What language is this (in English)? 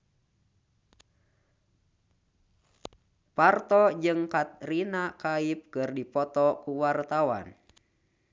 Sundanese